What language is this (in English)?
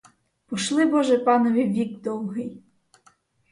Ukrainian